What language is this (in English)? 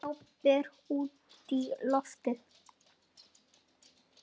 Icelandic